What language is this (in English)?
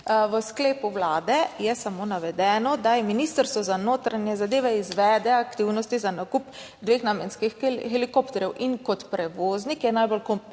Slovenian